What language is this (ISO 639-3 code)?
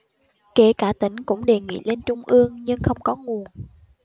vie